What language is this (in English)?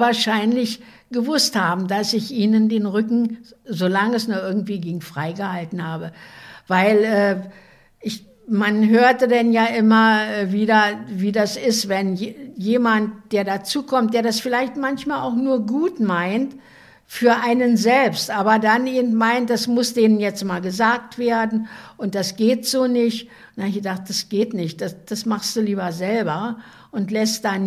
German